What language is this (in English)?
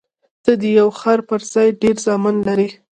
Pashto